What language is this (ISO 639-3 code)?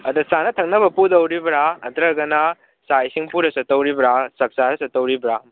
mni